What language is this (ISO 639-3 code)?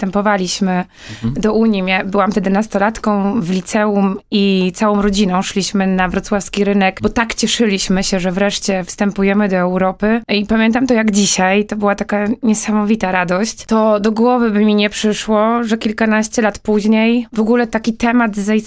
pol